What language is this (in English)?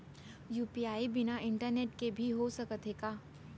Chhattisgarhi